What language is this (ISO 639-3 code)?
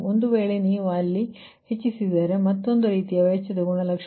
kan